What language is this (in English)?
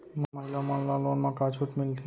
Chhattisgarhi